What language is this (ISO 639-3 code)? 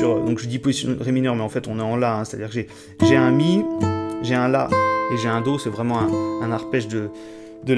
fra